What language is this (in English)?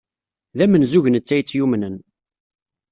Kabyle